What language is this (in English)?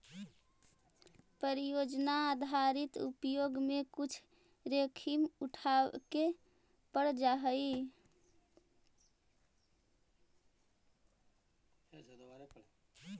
Magahi